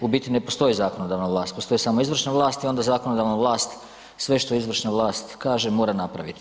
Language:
Croatian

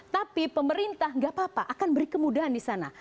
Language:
Indonesian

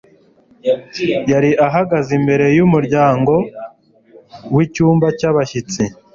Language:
Kinyarwanda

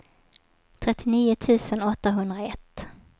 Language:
Swedish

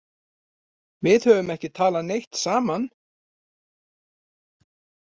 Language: Icelandic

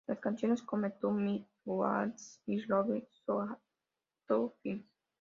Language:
Spanish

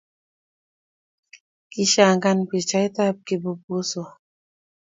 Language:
Kalenjin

